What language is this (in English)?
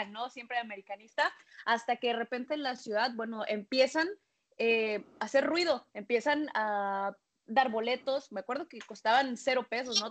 Spanish